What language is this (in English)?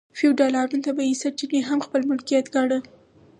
Pashto